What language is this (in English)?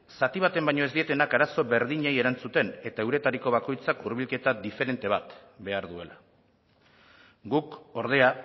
Basque